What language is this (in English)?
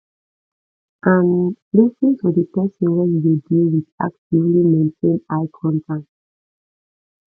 Nigerian Pidgin